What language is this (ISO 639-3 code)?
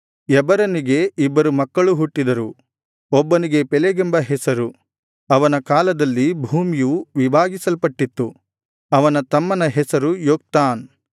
kan